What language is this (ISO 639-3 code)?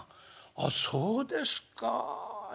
jpn